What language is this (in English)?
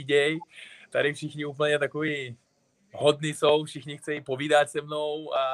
Czech